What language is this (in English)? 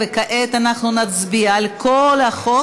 Hebrew